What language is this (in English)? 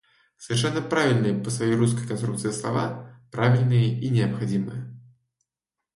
Russian